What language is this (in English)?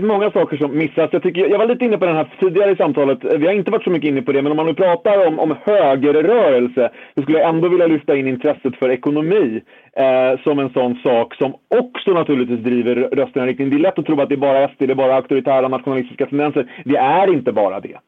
Swedish